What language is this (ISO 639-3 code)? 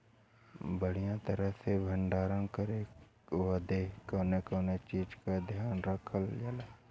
bho